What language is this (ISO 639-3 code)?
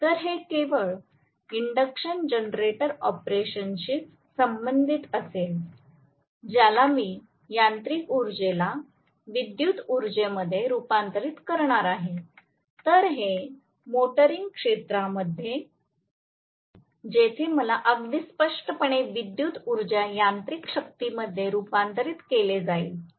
mar